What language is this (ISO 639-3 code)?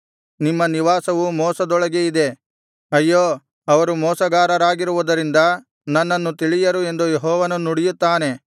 kan